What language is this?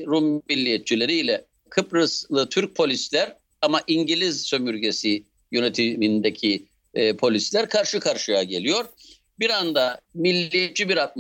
Turkish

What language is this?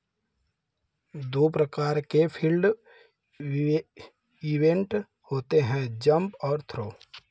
Hindi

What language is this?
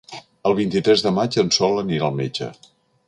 Catalan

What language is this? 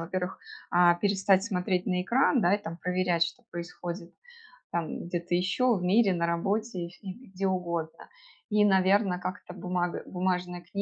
Russian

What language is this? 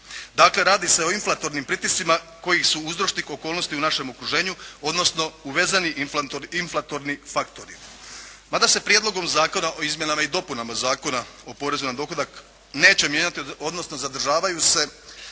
Croatian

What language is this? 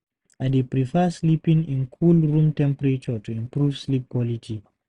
Nigerian Pidgin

